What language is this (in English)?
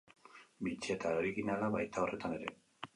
Basque